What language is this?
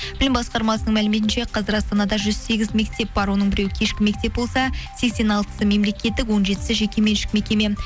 Kazakh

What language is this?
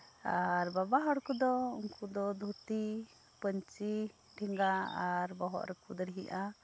Santali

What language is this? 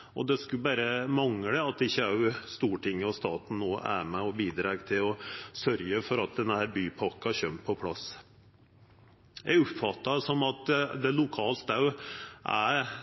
Norwegian Nynorsk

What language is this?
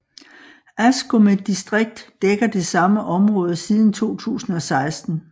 Danish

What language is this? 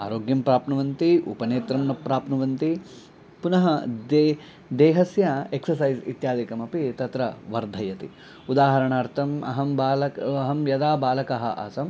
Sanskrit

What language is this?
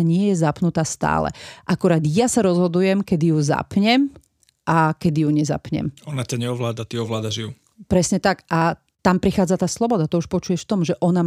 Slovak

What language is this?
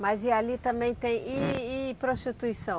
Portuguese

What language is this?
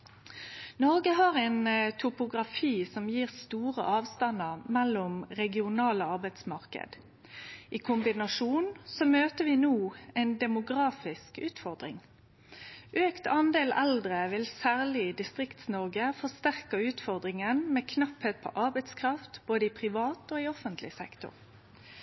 Norwegian Nynorsk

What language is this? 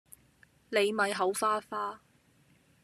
Cantonese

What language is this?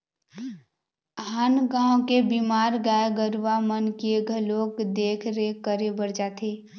Chhattisgarhi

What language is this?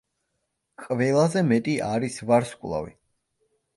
Georgian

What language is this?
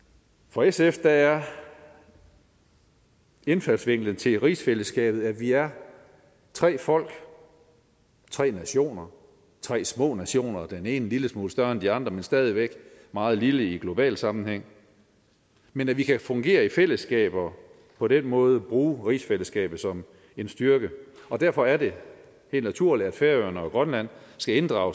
Danish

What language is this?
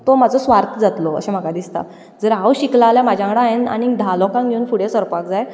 Konkani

